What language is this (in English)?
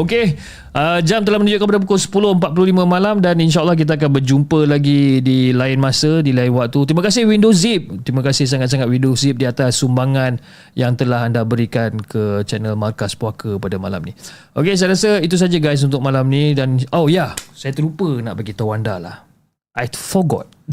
Malay